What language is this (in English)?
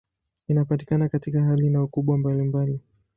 Swahili